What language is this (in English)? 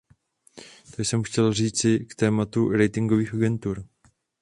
Czech